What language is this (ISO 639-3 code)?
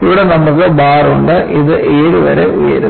mal